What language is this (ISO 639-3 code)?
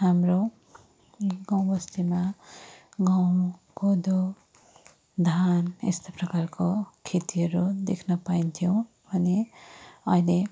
nep